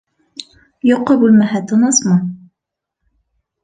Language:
Bashkir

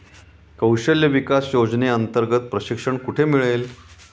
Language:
Marathi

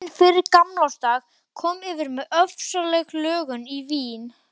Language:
Icelandic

